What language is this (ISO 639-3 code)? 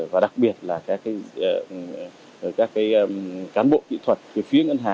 vie